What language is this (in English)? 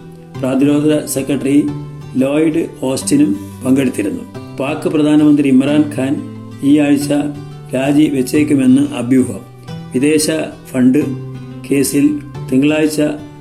Malayalam